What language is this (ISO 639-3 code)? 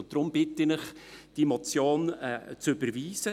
gsw